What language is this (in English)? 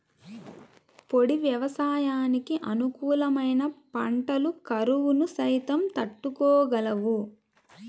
Telugu